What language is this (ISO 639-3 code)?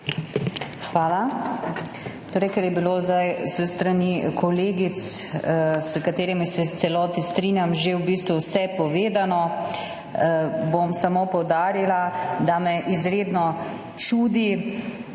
slv